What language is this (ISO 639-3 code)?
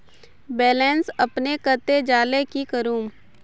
mag